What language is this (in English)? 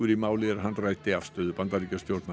Icelandic